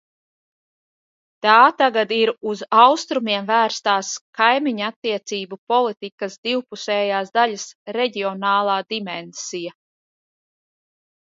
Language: Latvian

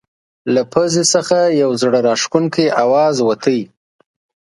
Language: Pashto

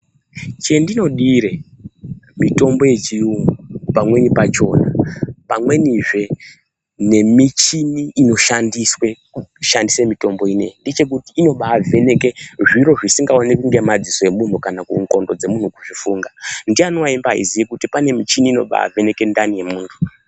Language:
Ndau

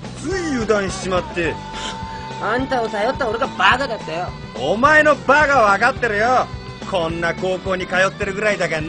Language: Japanese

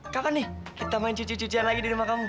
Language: Indonesian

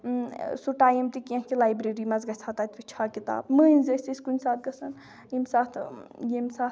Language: Kashmiri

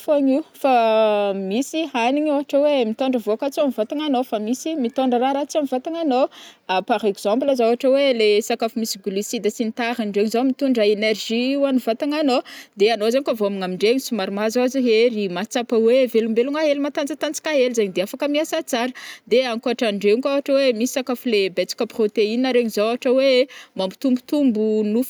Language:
Northern Betsimisaraka Malagasy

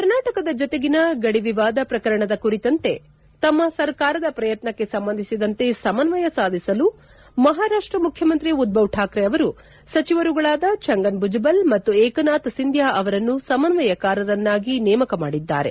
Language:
Kannada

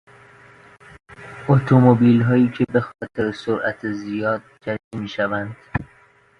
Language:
Persian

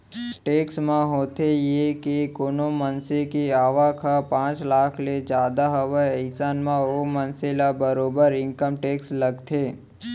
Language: Chhattisgarhi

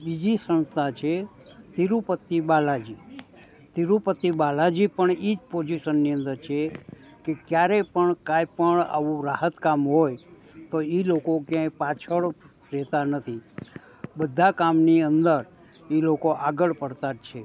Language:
Gujarati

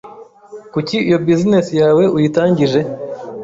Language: Kinyarwanda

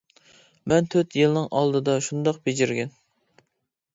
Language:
Uyghur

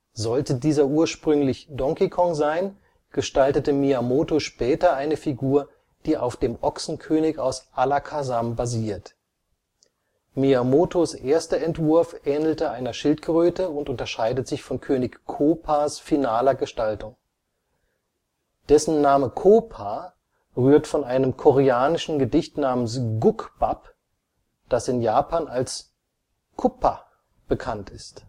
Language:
German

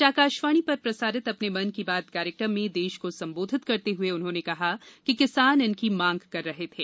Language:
Hindi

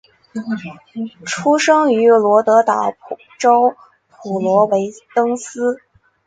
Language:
Chinese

